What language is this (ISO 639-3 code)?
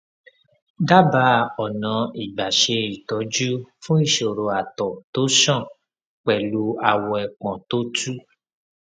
yor